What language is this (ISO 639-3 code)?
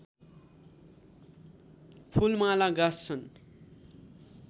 nep